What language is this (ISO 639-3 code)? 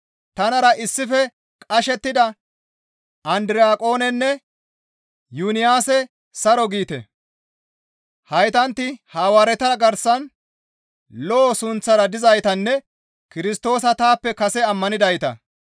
gmv